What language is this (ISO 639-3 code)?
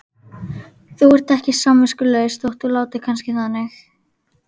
isl